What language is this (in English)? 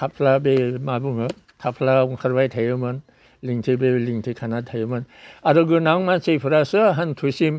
Bodo